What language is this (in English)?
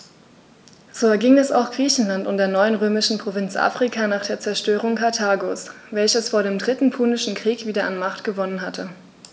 German